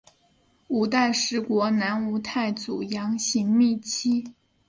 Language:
Chinese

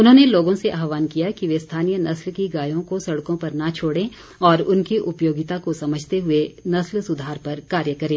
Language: Hindi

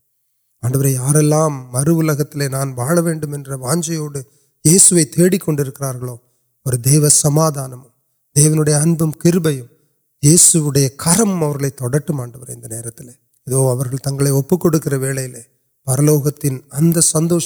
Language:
Urdu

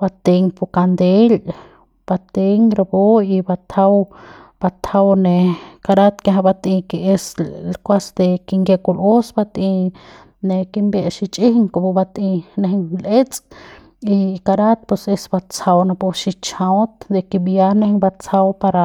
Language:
Central Pame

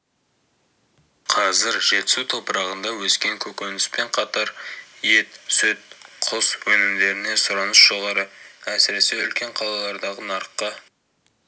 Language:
Kazakh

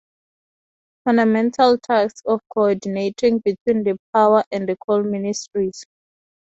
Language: English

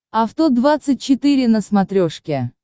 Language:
Russian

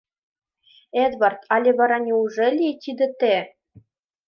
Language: Mari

